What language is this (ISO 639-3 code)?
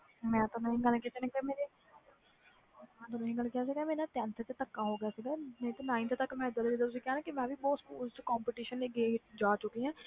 pan